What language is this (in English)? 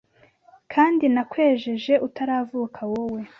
Kinyarwanda